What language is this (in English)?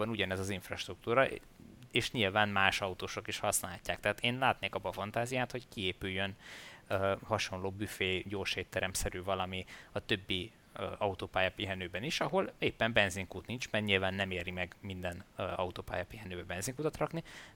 Hungarian